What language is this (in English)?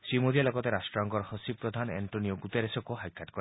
Assamese